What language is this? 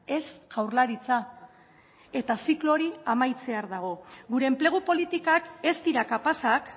Basque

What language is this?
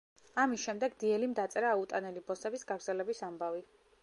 Georgian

